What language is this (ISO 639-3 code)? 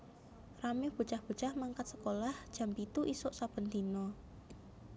jav